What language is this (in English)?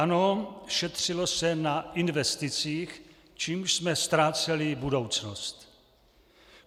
Czech